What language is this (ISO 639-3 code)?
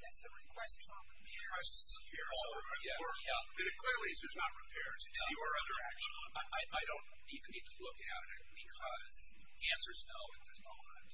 eng